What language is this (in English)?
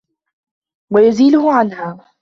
Arabic